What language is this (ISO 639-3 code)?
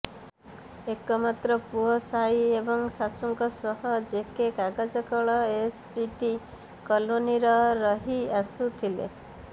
ori